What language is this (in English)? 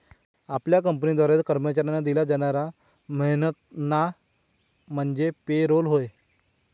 Marathi